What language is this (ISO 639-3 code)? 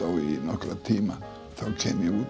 isl